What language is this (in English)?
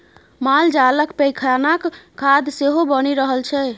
Maithili